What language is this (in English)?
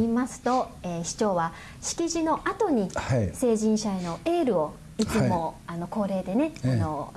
Japanese